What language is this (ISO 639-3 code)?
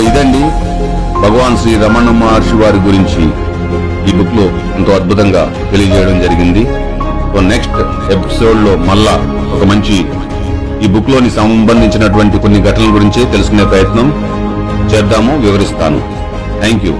tel